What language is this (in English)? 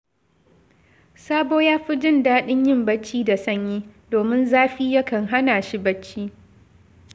Hausa